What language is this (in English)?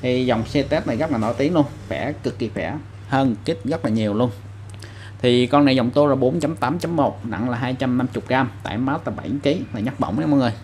Vietnamese